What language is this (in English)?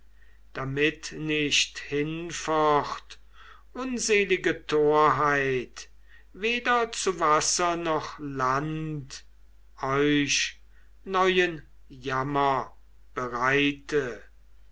German